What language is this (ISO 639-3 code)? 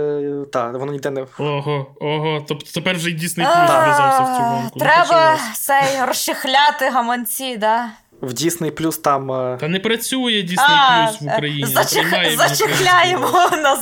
ukr